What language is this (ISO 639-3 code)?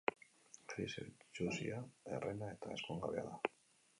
eus